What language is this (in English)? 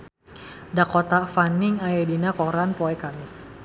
Sundanese